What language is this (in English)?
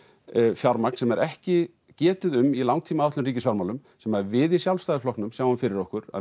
Icelandic